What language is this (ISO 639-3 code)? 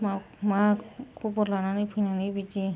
brx